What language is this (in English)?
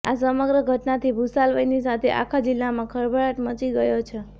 Gujarati